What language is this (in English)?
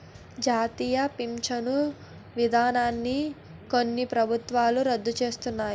Telugu